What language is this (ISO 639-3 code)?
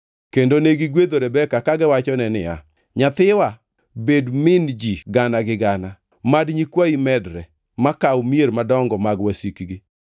luo